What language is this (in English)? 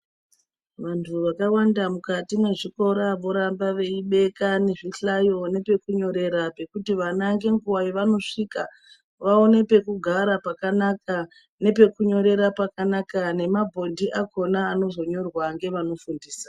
Ndau